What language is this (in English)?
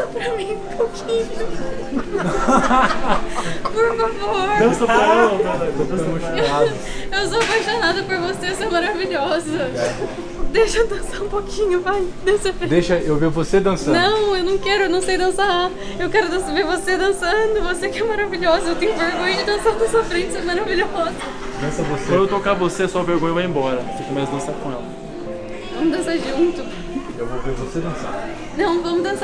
Portuguese